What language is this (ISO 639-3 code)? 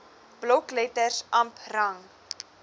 afr